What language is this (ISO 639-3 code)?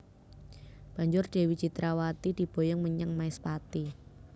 jav